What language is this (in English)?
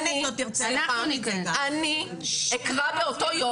Hebrew